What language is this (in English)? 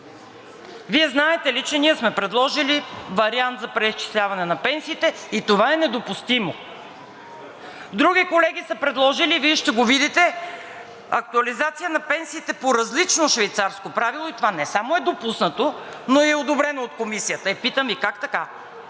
Bulgarian